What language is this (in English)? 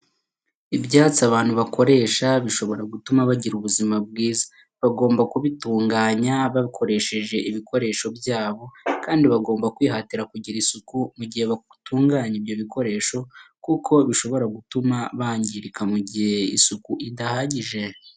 Kinyarwanda